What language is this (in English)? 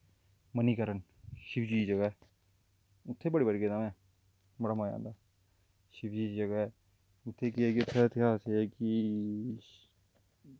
Dogri